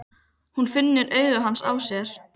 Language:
Icelandic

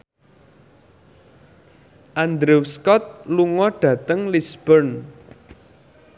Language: Javanese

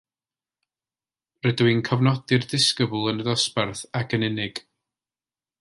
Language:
Welsh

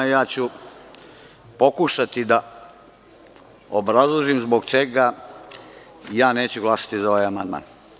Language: Serbian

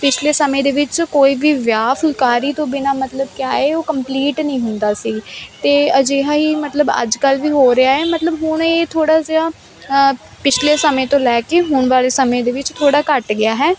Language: Punjabi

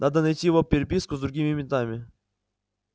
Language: Russian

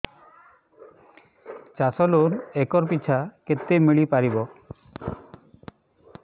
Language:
Odia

